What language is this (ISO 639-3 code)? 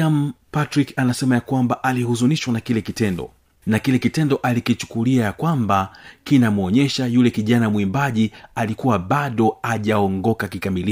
swa